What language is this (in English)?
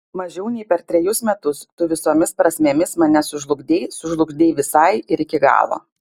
Lithuanian